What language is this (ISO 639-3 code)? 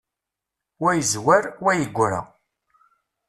kab